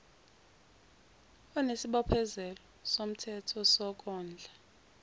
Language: Zulu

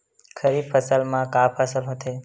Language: Chhattisgarhi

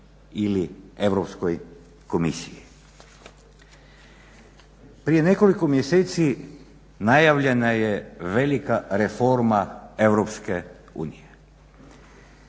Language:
Croatian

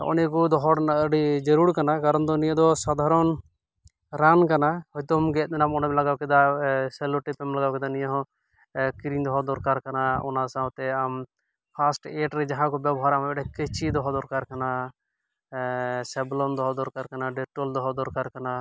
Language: Santali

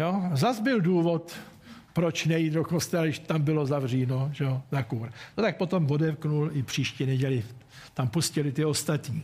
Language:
Czech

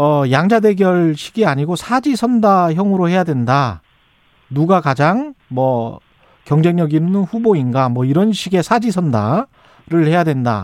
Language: Korean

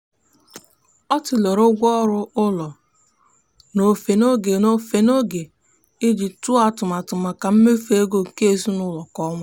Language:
Igbo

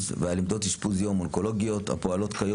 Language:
Hebrew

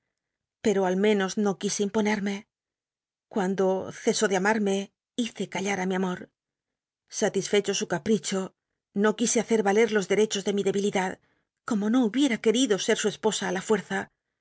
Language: Spanish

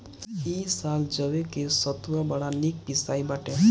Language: Bhojpuri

